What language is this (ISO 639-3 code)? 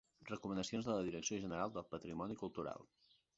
cat